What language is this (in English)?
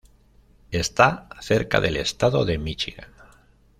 Spanish